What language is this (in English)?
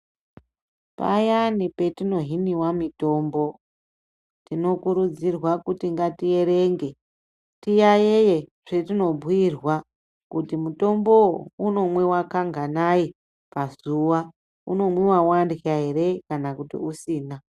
Ndau